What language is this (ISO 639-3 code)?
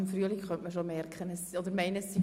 gsw